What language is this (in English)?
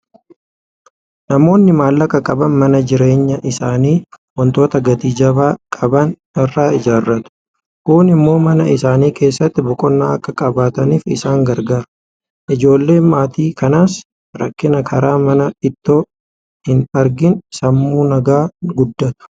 Oromo